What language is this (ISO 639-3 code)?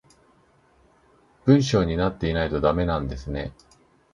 jpn